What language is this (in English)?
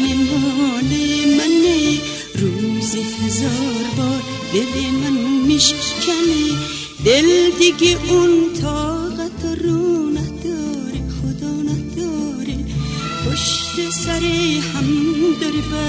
Persian